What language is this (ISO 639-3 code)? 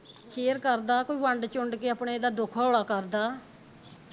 pan